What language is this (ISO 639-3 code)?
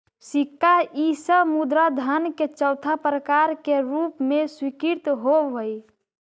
mag